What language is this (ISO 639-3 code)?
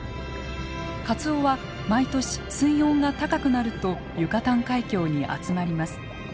jpn